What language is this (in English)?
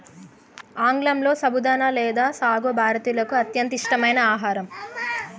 Telugu